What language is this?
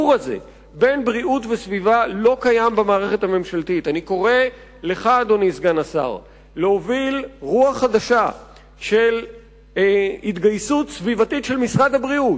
Hebrew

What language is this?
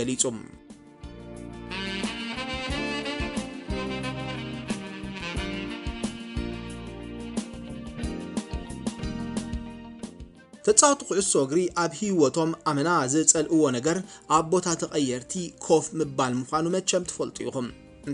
Arabic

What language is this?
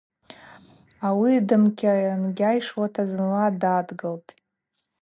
Abaza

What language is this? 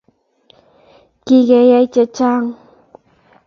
Kalenjin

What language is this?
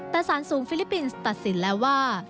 Thai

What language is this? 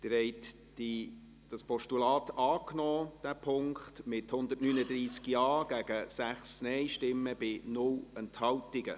Swiss German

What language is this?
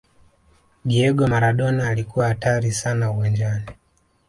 Swahili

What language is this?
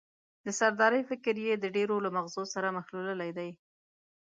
Pashto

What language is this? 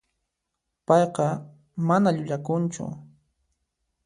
Puno Quechua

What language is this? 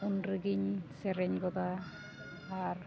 Santali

